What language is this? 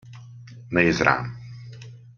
Hungarian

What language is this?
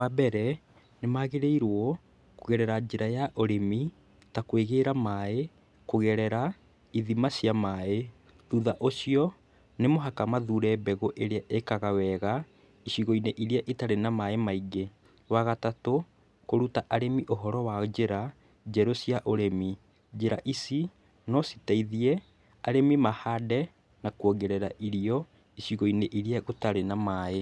Kikuyu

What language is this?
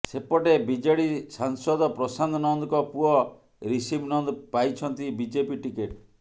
Odia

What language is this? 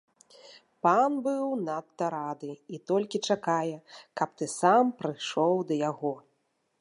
Belarusian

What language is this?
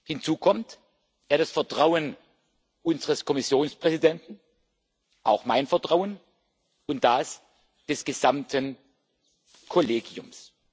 German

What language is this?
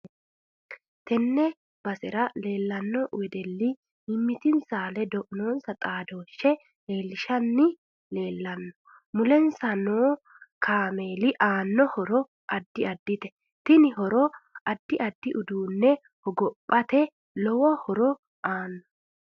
Sidamo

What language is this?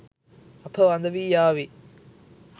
Sinhala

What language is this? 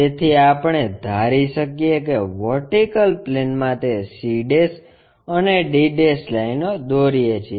Gujarati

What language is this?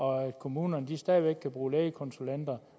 Danish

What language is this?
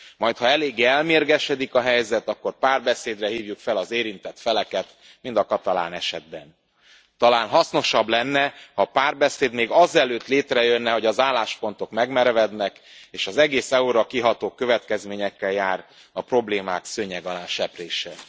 Hungarian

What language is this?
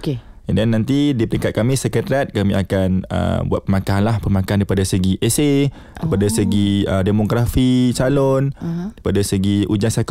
Malay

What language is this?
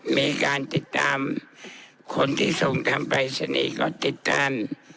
Thai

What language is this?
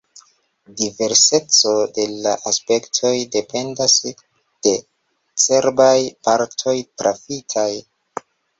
Esperanto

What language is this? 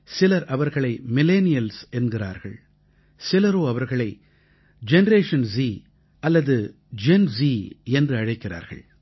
Tamil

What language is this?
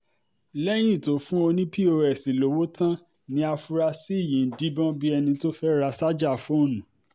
Yoruba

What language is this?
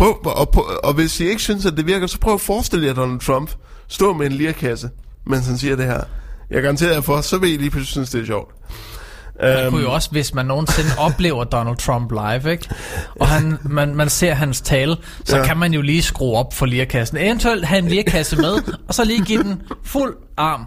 Danish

